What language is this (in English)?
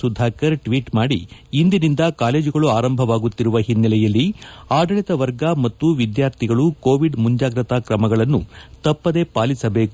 Kannada